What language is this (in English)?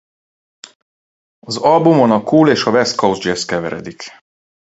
Hungarian